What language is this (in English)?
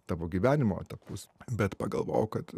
Lithuanian